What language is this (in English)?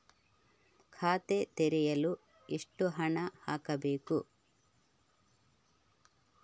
Kannada